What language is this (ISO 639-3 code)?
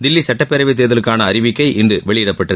tam